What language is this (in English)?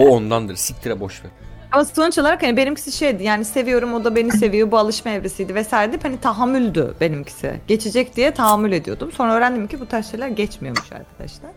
Turkish